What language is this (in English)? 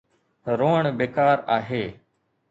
Sindhi